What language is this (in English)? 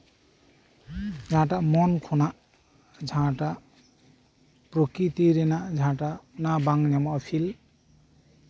Santali